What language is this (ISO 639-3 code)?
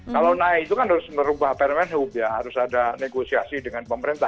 ind